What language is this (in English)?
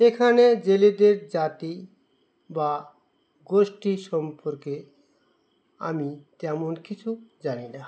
Bangla